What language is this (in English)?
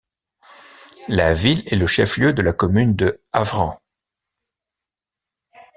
French